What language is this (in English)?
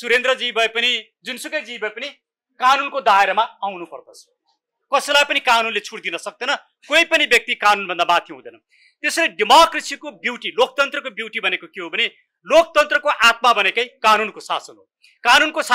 Romanian